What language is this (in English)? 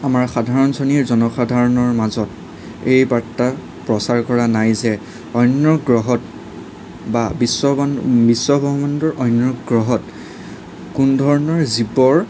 Assamese